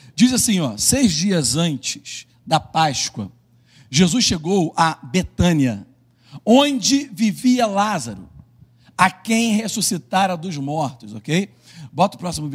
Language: Portuguese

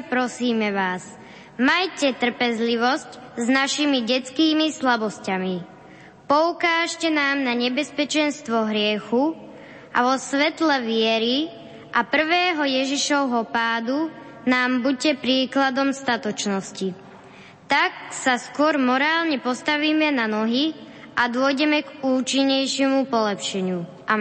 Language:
Slovak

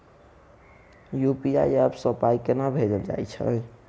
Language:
Maithili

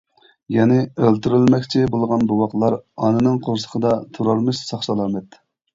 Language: Uyghur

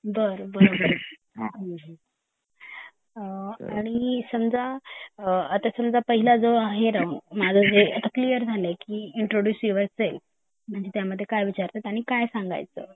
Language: Marathi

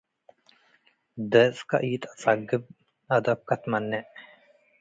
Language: Tigre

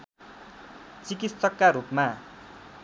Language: Nepali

